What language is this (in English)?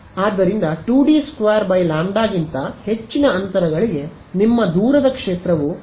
Kannada